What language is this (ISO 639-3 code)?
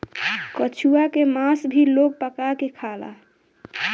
bho